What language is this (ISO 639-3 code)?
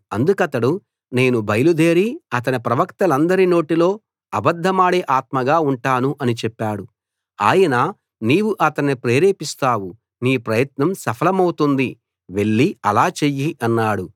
tel